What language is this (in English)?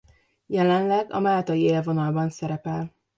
Hungarian